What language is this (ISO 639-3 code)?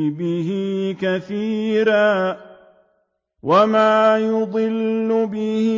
ara